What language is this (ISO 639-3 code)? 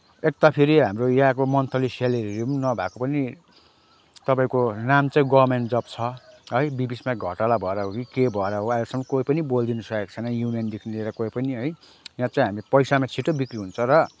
nep